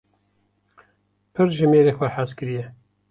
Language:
Kurdish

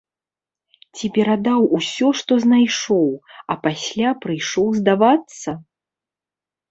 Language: Belarusian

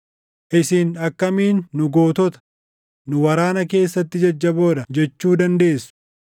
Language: Oromo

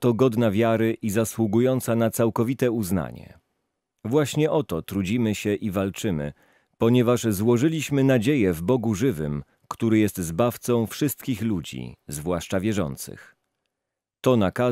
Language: Polish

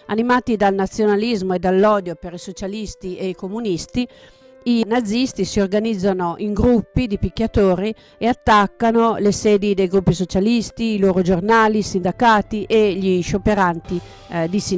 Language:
Italian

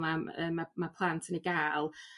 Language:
Welsh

